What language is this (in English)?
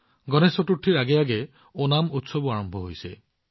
Assamese